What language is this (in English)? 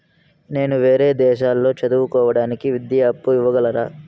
Telugu